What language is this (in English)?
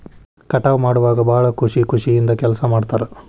Kannada